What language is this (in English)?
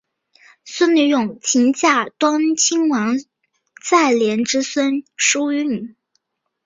Chinese